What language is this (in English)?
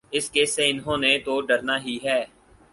Urdu